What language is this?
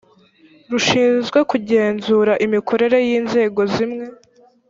Kinyarwanda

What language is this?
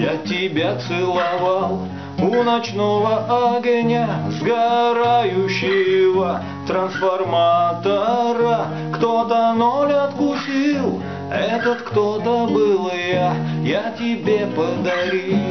Russian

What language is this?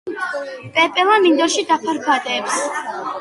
Georgian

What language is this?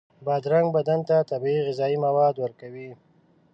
Pashto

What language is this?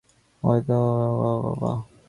Bangla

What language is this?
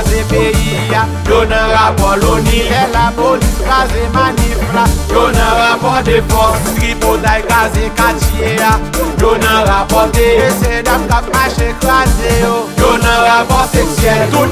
Thai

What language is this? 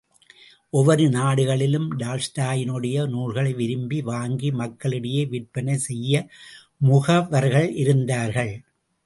Tamil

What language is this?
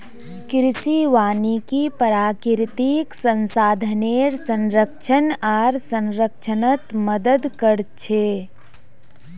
Magahi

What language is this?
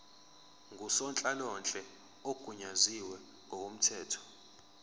Zulu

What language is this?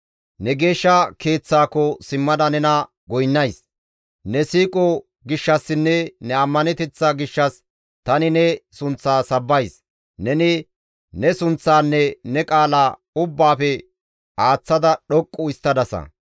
Gamo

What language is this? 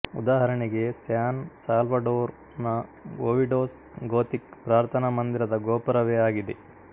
Kannada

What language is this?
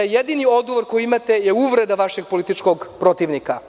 Serbian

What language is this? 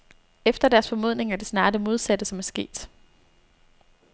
Danish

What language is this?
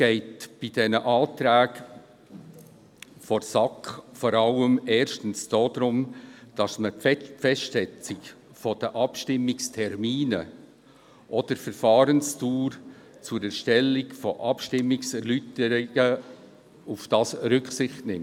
Swiss German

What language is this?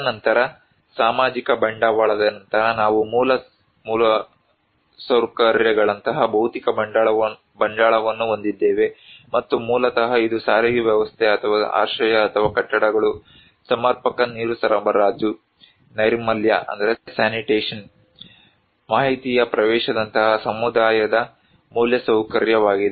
Kannada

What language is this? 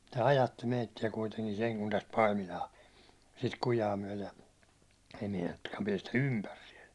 Finnish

